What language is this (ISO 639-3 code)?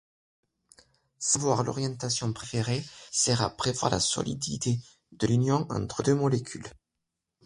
fra